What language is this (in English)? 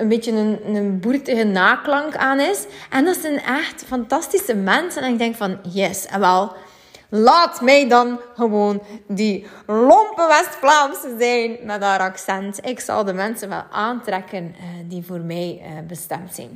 Dutch